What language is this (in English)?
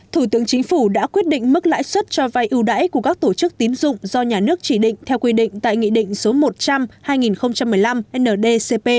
Vietnamese